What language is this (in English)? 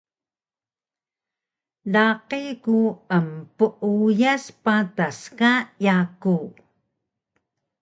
Taroko